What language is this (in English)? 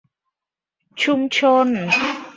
Thai